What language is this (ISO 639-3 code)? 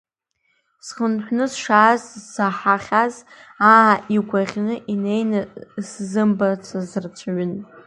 abk